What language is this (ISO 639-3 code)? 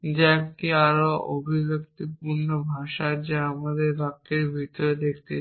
ben